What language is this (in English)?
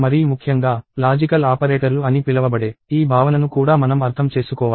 Telugu